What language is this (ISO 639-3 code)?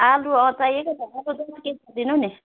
nep